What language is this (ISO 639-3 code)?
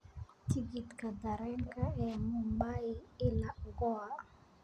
som